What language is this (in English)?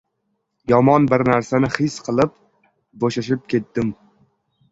Uzbek